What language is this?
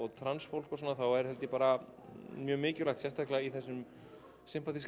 Icelandic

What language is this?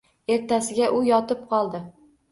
Uzbek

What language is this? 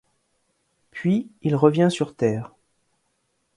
French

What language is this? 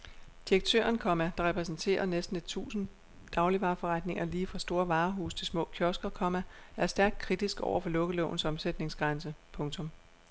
Danish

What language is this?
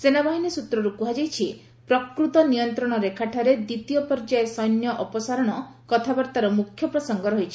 Odia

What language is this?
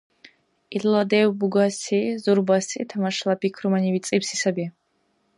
Dargwa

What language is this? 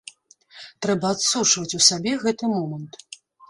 Belarusian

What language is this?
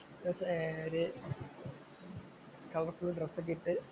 Malayalam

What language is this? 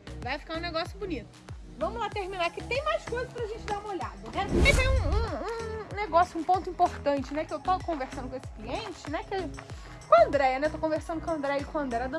Portuguese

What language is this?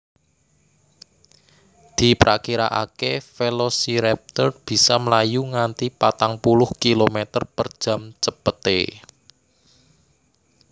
Javanese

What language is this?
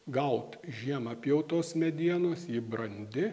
Lithuanian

